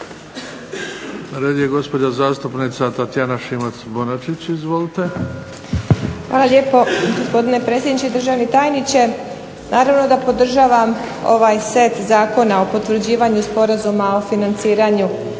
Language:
Croatian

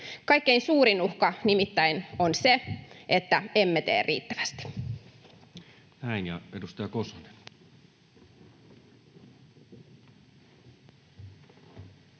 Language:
Finnish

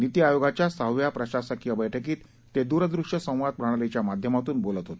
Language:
Marathi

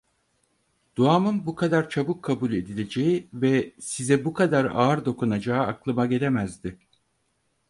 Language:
Turkish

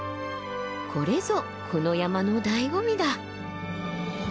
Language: Japanese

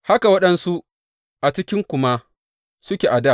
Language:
Hausa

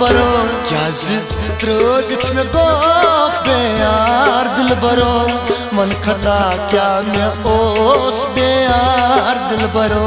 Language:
Hindi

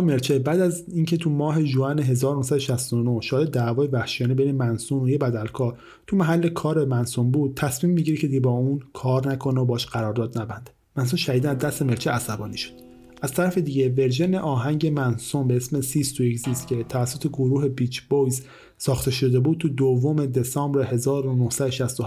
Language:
Persian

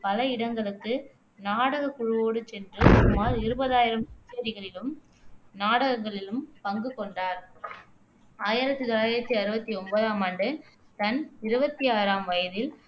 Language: Tamil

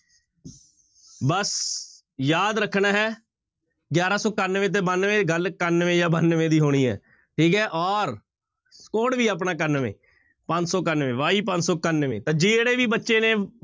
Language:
Punjabi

